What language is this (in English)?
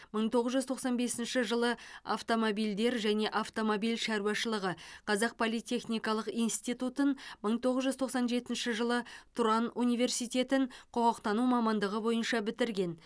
Kazakh